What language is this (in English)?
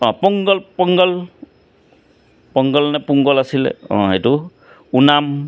Assamese